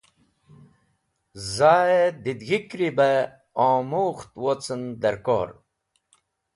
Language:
Wakhi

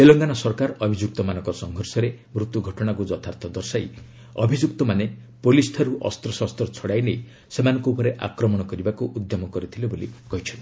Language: Odia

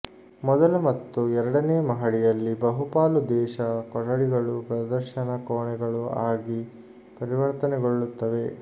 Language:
Kannada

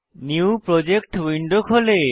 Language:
Bangla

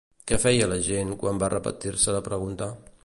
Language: Catalan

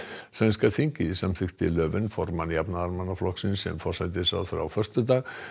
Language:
Icelandic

